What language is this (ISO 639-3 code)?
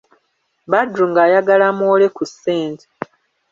lug